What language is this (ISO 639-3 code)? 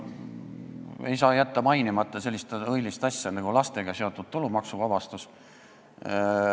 est